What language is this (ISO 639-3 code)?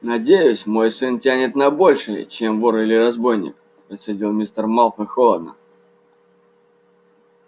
rus